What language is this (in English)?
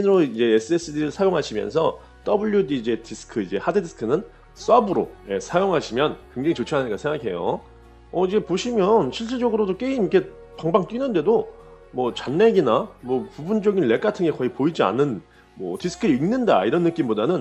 Korean